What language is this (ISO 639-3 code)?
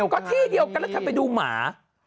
tha